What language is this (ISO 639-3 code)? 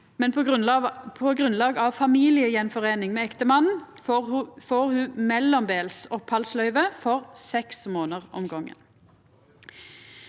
nor